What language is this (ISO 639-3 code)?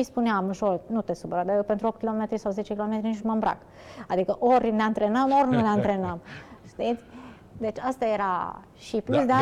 ron